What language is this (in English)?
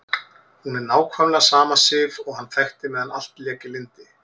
Icelandic